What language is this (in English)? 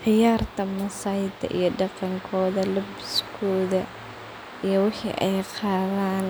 Somali